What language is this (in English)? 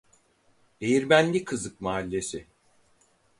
Turkish